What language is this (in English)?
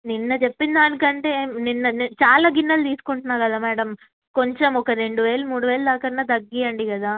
Telugu